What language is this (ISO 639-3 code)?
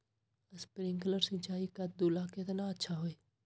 mag